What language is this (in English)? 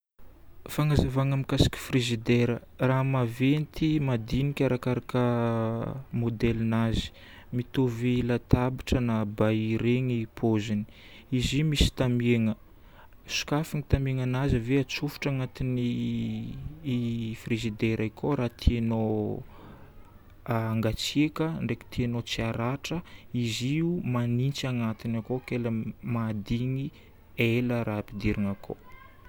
Northern Betsimisaraka Malagasy